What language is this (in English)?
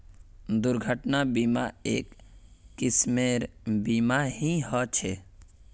Magahi